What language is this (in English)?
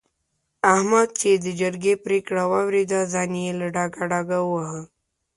Pashto